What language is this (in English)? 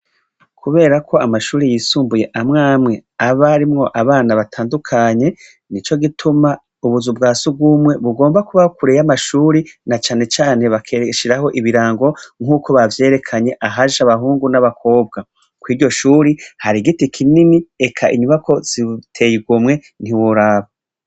Rundi